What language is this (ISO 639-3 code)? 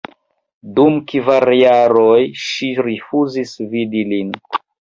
epo